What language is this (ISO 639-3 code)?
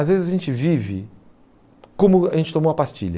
por